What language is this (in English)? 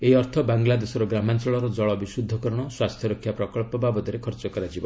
Odia